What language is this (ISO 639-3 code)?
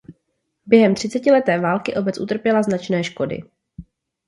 ces